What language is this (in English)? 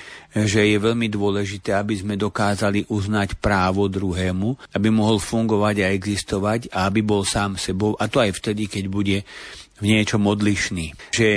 Slovak